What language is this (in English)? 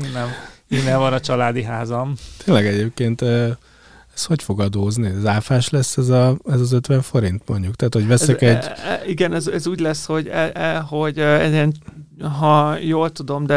Hungarian